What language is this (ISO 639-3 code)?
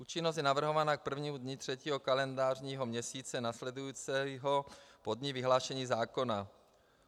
ces